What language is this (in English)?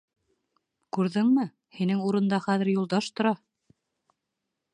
Bashkir